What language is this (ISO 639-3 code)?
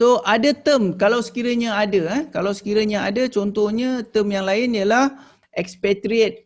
msa